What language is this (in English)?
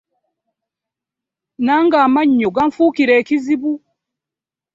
Ganda